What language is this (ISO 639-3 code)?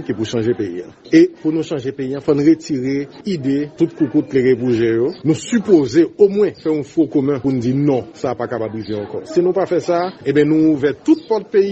fra